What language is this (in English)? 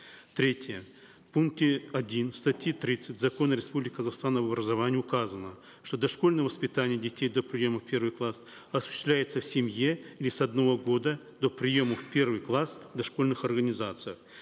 Kazakh